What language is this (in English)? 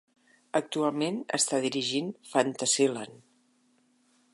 Catalan